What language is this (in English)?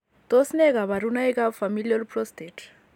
Kalenjin